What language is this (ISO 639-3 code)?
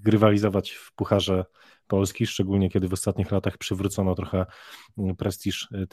pol